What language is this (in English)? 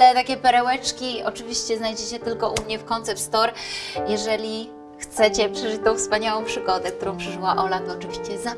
Polish